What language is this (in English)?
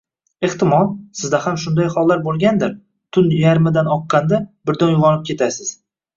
Uzbek